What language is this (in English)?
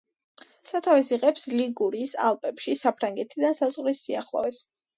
Georgian